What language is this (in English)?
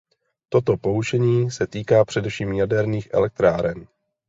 Czech